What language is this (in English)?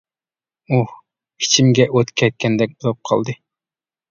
Uyghur